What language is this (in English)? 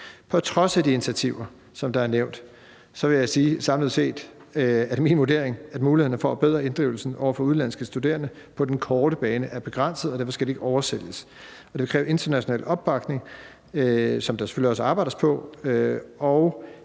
Danish